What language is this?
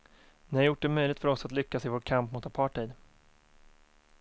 Swedish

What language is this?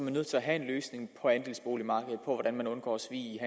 Danish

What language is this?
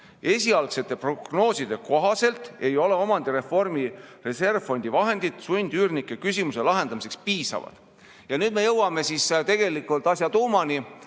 Estonian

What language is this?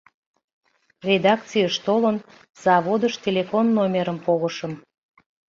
Mari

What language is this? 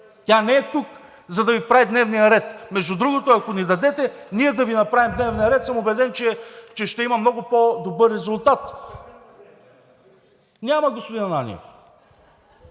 Bulgarian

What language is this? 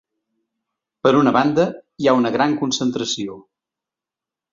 Catalan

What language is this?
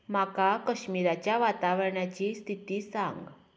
Konkani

